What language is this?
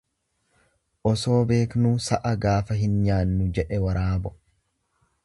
Oromo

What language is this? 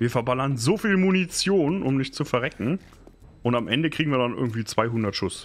German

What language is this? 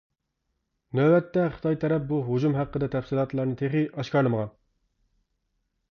Uyghur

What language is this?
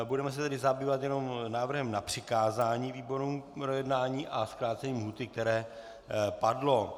Czech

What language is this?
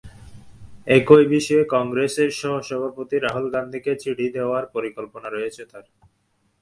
Bangla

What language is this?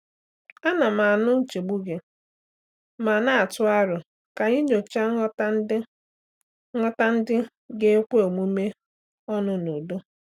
Igbo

